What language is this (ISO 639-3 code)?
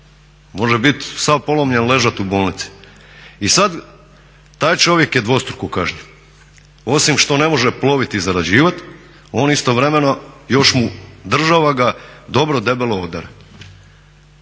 hrv